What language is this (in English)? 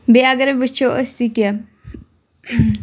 Kashmiri